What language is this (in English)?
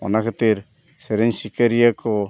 Santali